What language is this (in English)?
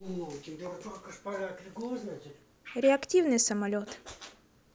Russian